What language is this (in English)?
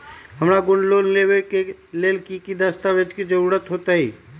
Magahi